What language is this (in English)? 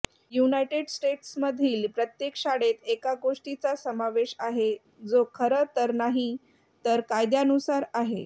Marathi